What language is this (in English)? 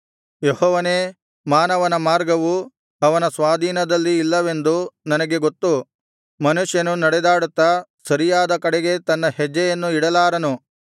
Kannada